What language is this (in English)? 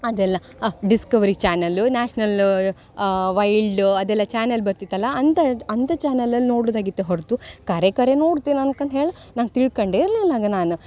Kannada